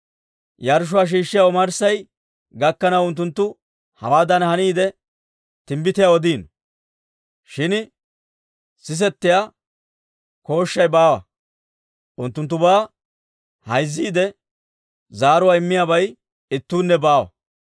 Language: Dawro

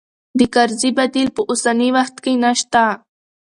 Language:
Pashto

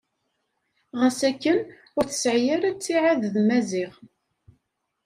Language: Kabyle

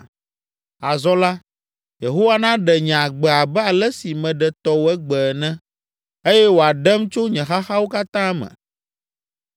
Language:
Ewe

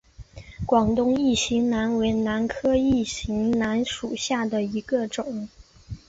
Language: Chinese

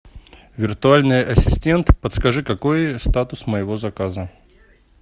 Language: Russian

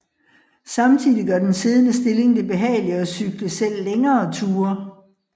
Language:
Danish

